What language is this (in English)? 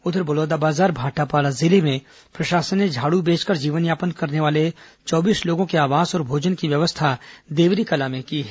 Hindi